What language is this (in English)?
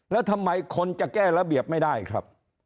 Thai